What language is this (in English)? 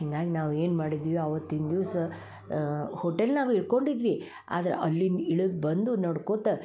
Kannada